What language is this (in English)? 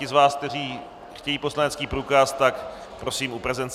Czech